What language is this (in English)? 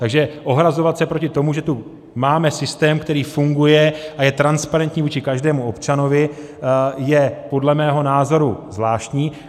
Czech